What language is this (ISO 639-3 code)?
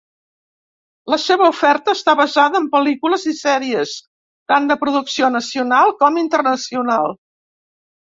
cat